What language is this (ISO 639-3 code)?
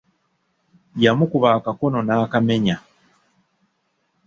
lug